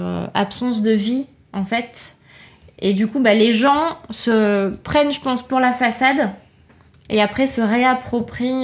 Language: French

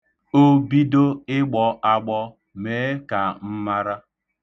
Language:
Igbo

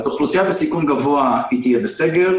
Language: Hebrew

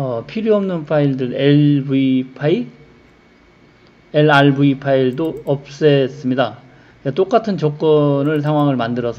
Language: Korean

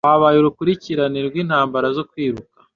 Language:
Kinyarwanda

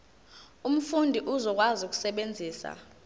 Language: Zulu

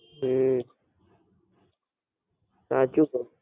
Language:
Gujarati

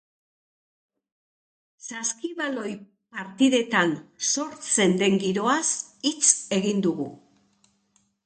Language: Basque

